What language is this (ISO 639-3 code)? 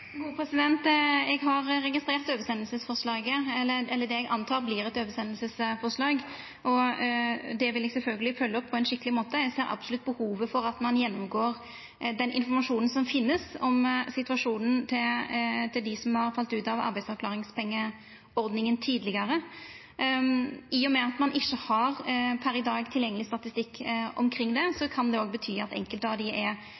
nno